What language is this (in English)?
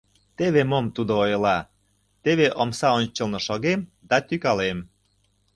Mari